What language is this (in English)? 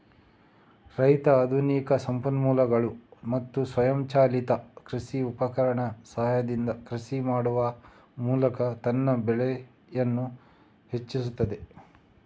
Kannada